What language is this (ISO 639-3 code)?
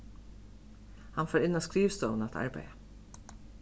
fao